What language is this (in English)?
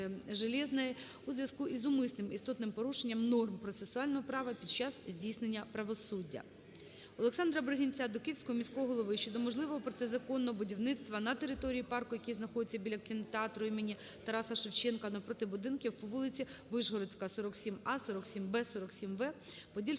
Ukrainian